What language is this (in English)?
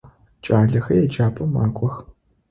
Adyghe